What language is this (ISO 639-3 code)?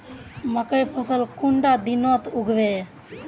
mag